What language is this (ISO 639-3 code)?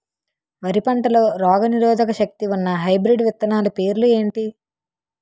tel